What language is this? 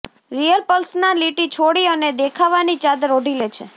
Gujarati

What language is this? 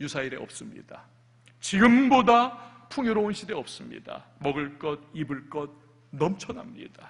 Korean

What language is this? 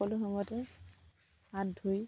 Assamese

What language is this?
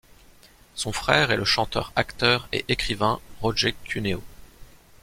French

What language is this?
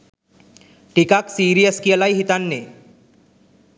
Sinhala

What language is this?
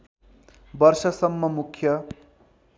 Nepali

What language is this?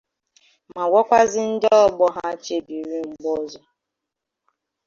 Igbo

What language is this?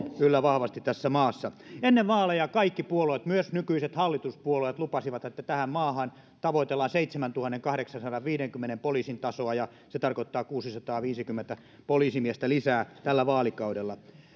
Finnish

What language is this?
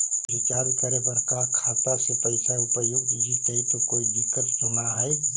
Magahi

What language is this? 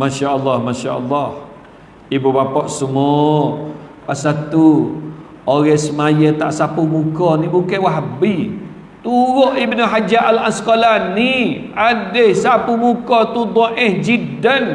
Malay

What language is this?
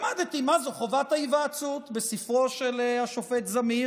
Hebrew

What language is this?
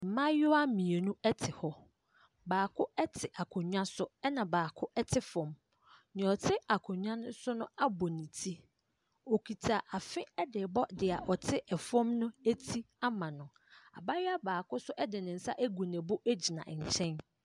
Akan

